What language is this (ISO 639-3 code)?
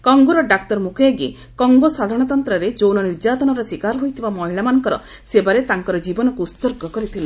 ori